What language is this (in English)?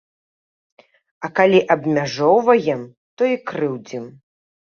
Belarusian